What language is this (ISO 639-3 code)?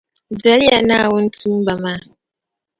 dag